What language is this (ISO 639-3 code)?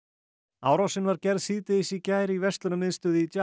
isl